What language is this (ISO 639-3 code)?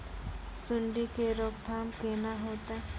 mai